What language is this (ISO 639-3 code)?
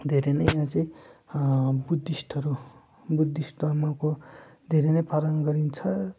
nep